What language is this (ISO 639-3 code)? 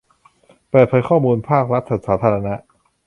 tha